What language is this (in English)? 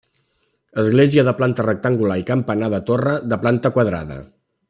Catalan